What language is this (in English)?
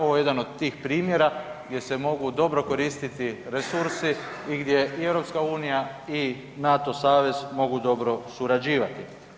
Croatian